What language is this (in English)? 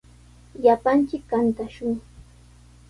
Sihuas Ancash Quechua